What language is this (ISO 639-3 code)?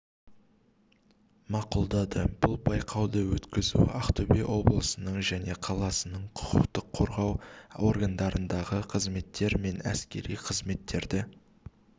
kaz